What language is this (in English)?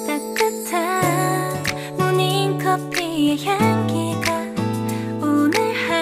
Korean